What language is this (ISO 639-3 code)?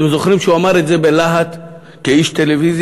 heb